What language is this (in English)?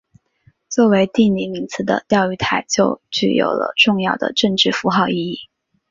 Chinese